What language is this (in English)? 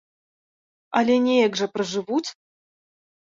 Belarusian